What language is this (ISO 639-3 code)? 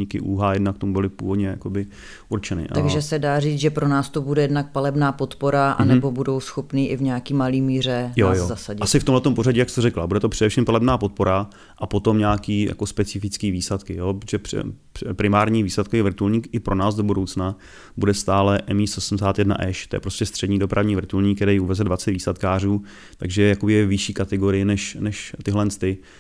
ces